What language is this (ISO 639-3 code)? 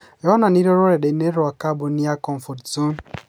kik